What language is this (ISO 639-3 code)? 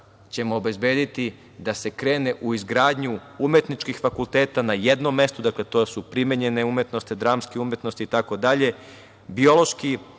srp